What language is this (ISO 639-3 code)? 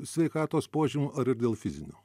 lit